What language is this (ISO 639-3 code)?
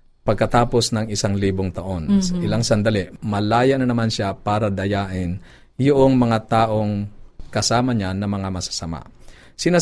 fil